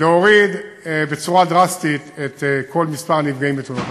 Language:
Hebrew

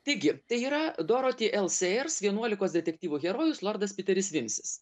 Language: Lithuanian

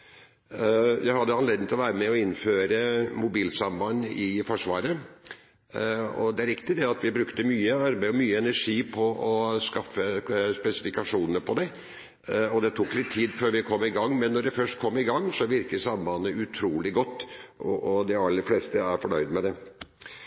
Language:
Norwegian Bokmål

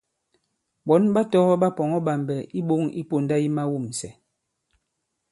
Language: Bankon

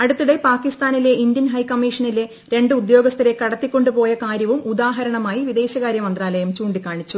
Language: Malayalam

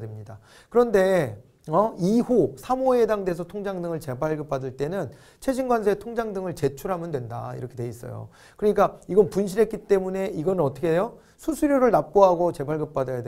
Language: Korean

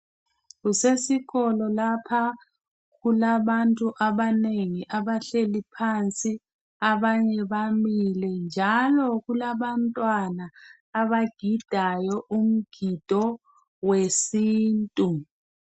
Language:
North Ndebele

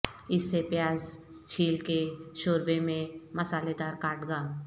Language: Urdu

